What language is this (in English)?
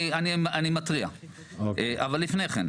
Hebrew